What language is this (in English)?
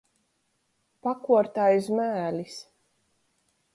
Latgalian